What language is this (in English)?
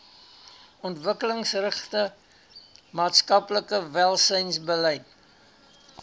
Afrikaans